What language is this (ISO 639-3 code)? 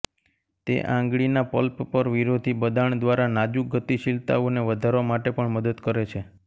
guj